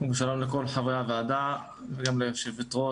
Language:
Hebrew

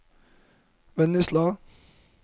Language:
Norwegian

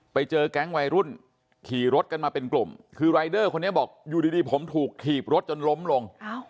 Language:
Thai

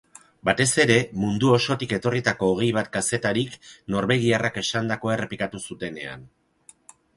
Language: Basque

